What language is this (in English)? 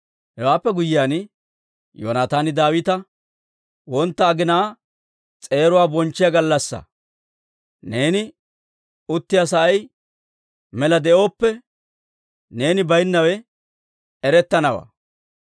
Dawro